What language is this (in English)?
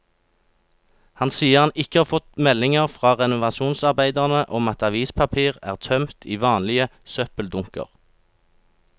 Norwegian